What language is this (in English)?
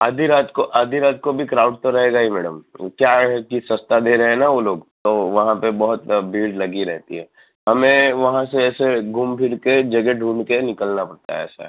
Gujarati